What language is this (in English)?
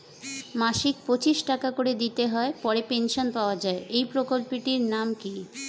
Bangla